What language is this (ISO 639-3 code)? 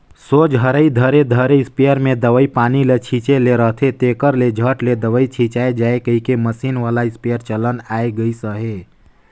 hne